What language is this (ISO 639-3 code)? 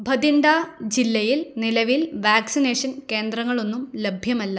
mal